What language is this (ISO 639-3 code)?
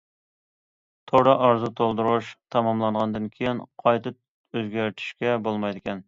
uig